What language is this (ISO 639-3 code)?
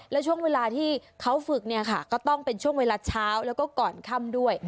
tha